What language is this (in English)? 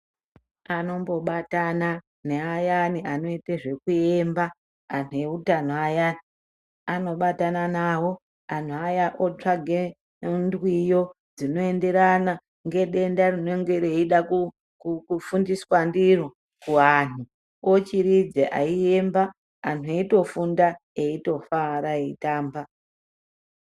Ndau